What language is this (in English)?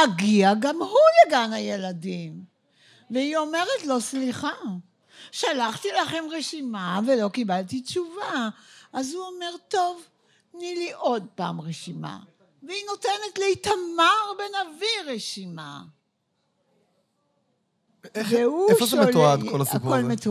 Hebrew